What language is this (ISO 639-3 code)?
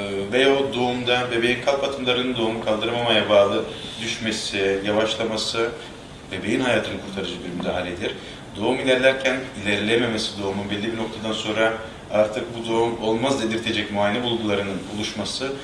tur